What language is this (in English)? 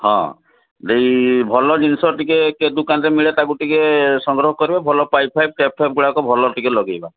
Odia